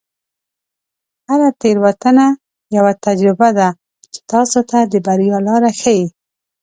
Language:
Pashto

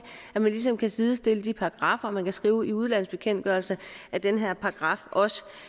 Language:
Danish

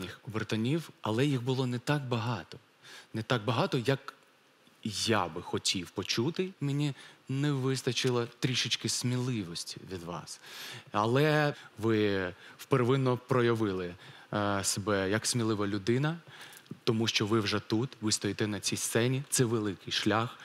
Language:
Ukrainian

